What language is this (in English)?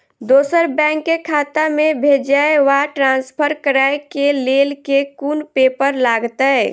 Maithili